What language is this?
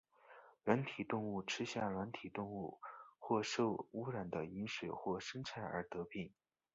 Chinese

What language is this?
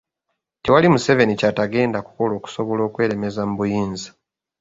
Ganda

